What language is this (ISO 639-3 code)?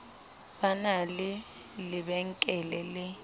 sot